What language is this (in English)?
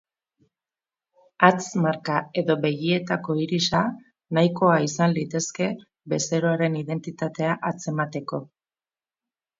Basque